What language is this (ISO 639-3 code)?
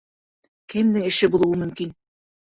bak